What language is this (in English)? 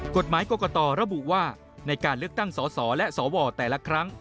Thai